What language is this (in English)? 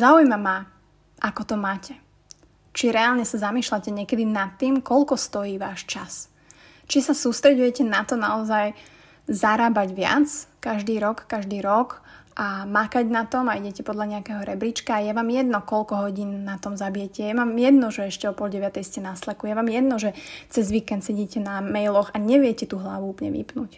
Slovak